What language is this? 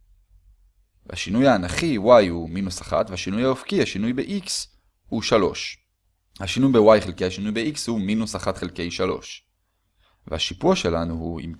Hebrew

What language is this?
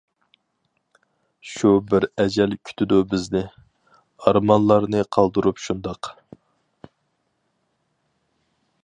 Uyghur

